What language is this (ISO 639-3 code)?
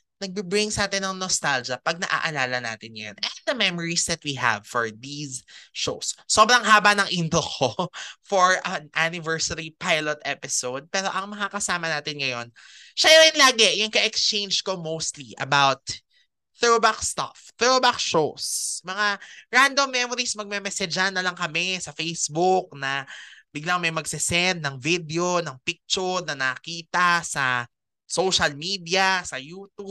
fil